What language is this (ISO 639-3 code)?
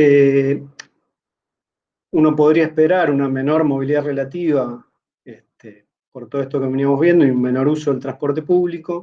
spa